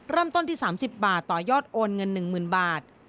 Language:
Thai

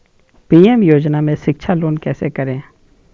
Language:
Magahi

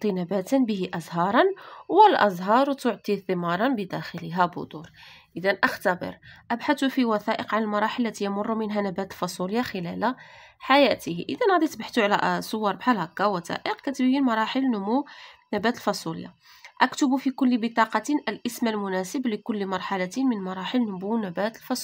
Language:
Arabic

